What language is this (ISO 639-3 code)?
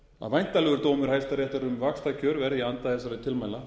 isl